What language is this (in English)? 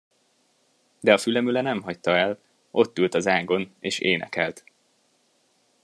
Hungarian